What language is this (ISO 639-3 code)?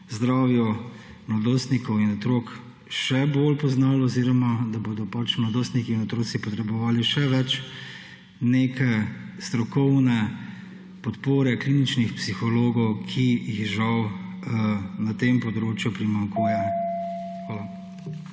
slv